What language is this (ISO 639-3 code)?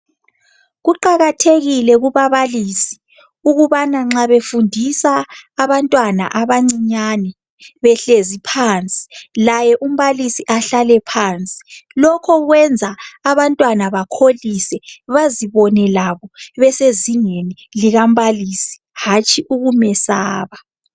nde